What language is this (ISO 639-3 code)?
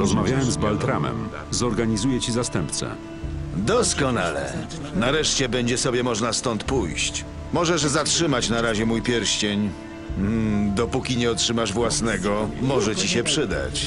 pol